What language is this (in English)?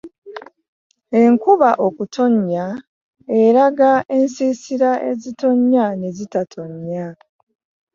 Ganda